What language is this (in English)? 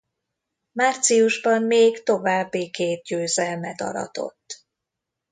Hungarian